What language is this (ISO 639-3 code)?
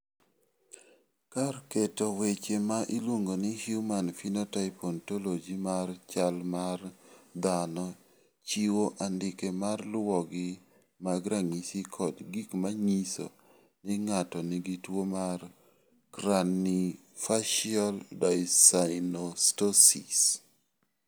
luo